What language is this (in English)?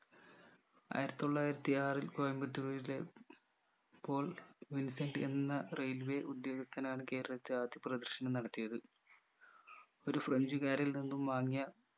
Malayalam